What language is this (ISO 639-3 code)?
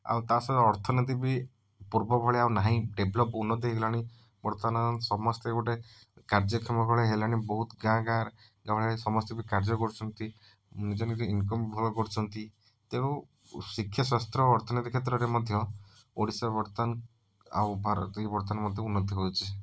ori